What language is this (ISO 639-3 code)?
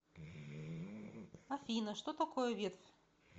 rus